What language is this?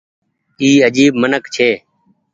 Goaria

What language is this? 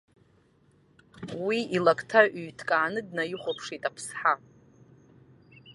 Abkhazian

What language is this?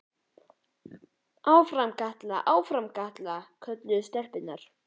Icelandic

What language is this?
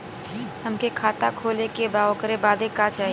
Bhojpuri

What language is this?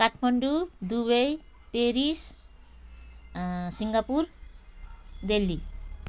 Nepali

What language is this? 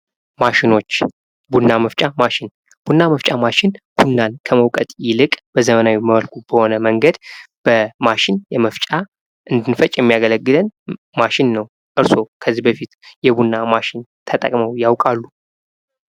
Amharic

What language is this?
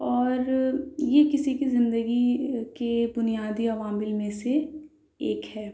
Urdu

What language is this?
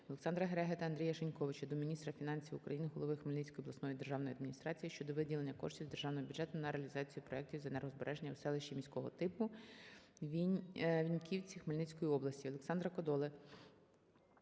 Ukrainian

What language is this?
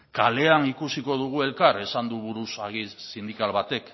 Basque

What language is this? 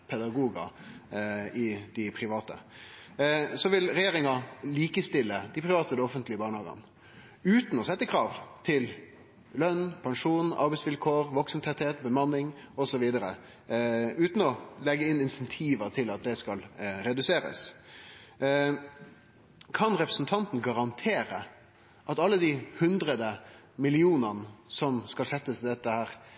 Norwegian Nynorsk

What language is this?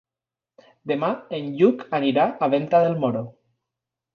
Catalan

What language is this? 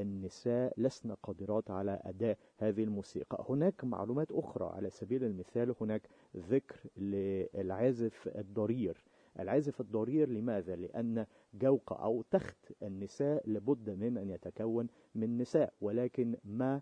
Arabic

